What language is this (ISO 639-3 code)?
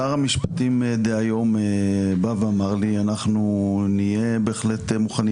heb